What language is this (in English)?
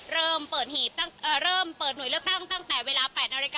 Thai